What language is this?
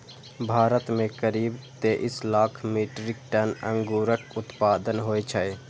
Maithili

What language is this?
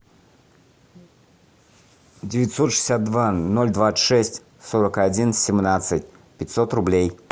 Russian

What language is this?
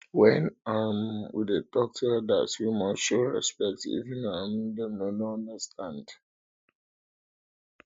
Nigerian Pidgin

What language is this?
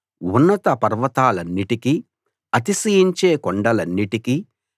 Telugu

